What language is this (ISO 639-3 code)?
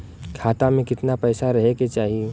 bho